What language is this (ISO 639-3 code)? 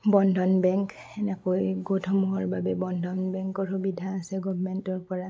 asm